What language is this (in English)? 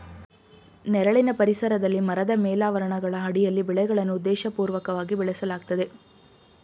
Kannada